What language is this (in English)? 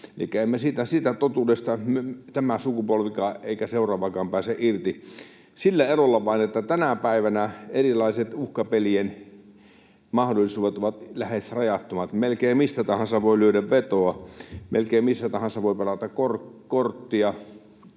Finnish